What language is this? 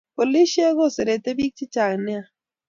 Kalenjin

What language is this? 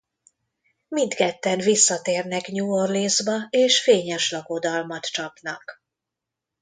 Hungarian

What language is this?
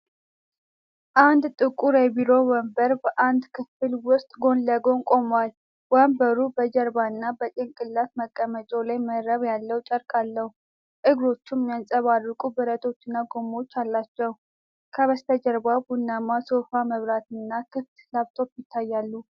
Amharic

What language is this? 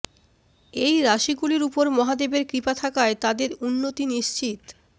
Bangla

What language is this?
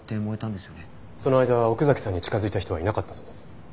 Japanese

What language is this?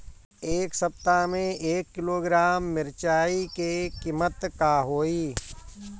Bhojpuri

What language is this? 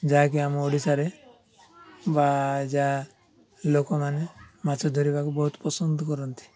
Odia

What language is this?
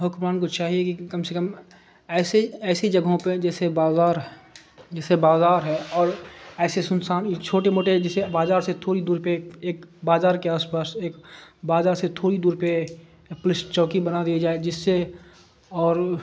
Urdu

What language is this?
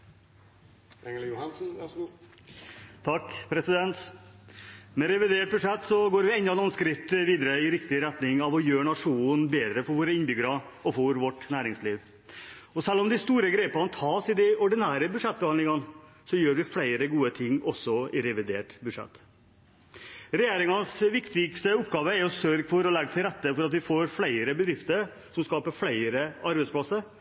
Norwegian Bokmål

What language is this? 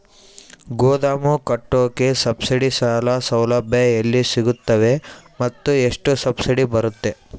Kannada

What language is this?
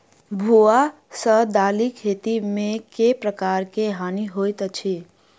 Maithili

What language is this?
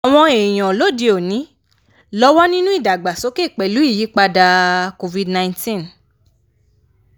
Yoruba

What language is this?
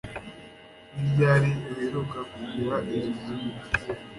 Kinyarwanda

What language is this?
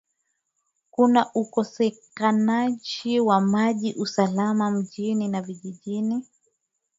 Swahili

